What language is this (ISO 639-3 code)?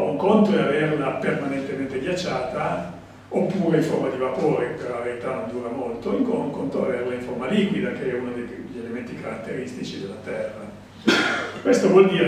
ita